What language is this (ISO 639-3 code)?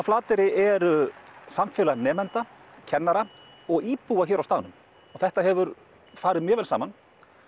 isl